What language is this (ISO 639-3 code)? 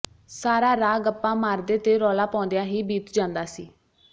pan